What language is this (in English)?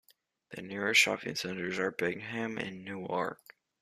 English